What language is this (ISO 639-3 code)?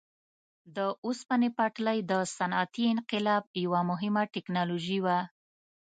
pus